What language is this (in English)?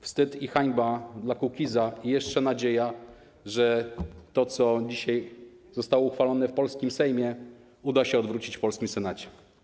Polish